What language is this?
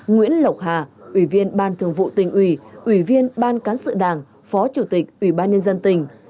Vietnamese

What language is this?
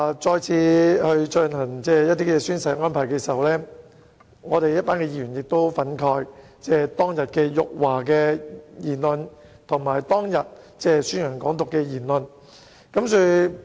Cantonese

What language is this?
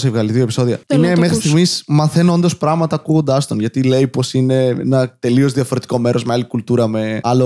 Greek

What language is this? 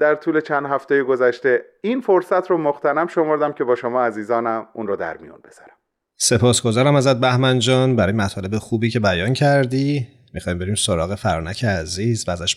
Persian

